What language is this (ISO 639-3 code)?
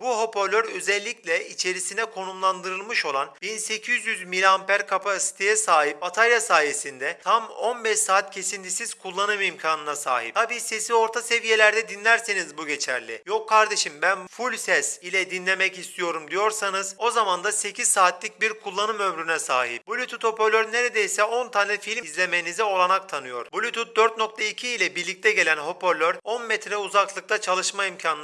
tur